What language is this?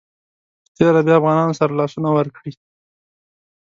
Pashto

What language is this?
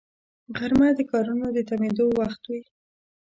Pashto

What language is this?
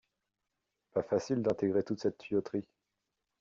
French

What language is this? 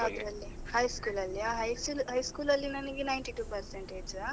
Kannada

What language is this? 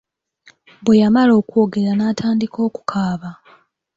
Ganda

